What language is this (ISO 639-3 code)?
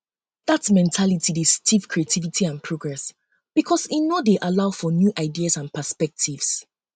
pcm